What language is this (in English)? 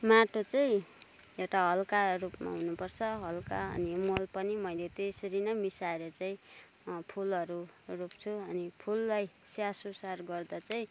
Nepali